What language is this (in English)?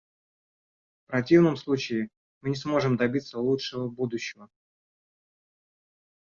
Russian